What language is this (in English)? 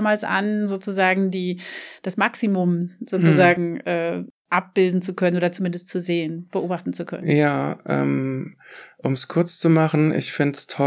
German